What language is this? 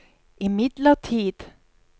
Norwegian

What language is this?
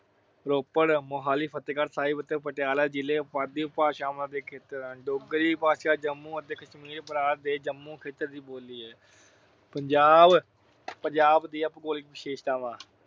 Punjabi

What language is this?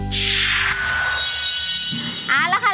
Thai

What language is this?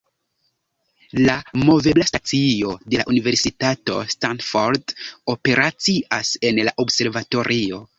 Esperanto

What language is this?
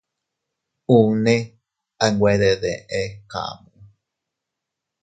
Teutila Cuicatec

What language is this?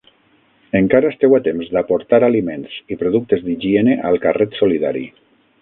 Catalan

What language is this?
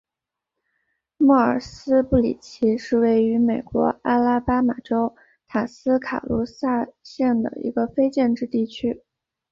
Chinese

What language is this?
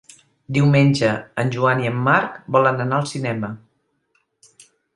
Catalan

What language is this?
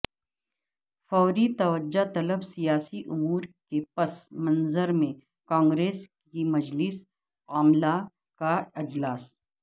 Urdu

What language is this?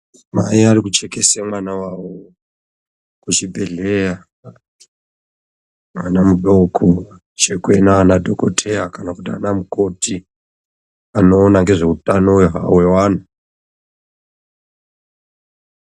Ndau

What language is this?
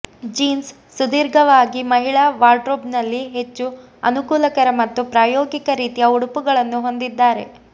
Kannada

